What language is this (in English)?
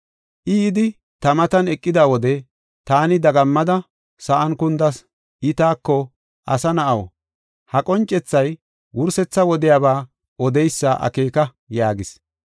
Gofa